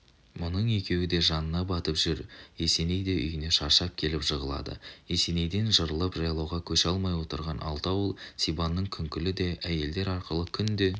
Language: Kazakh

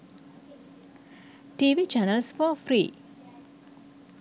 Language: Sinhala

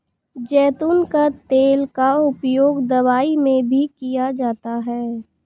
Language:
Hindi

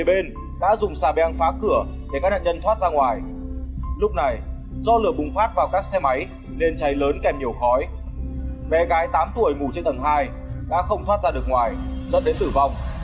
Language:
Vietnamese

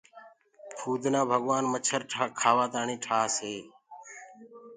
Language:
Gurgula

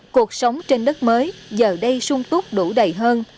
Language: Vietnamese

